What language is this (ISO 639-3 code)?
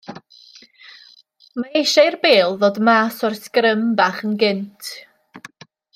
cym